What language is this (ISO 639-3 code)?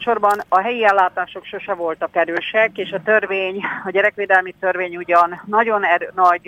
hun